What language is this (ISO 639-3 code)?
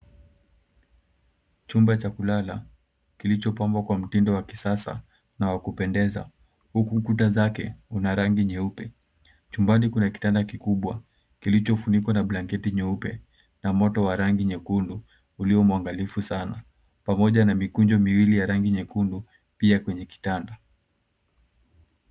swa